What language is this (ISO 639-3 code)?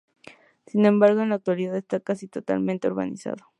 spa